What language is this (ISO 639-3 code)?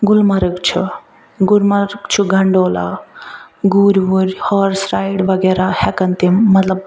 kas